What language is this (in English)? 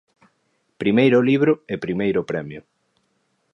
Galician